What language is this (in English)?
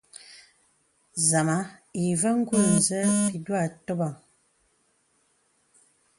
Bebele